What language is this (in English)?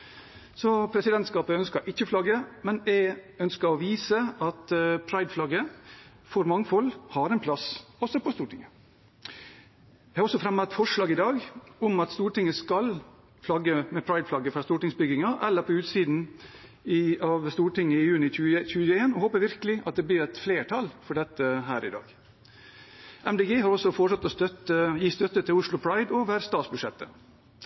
Norwegian Bokmål